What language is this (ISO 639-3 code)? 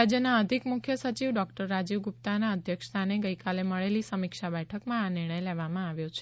guj